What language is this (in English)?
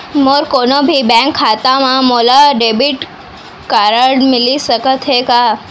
Chhattisgarhi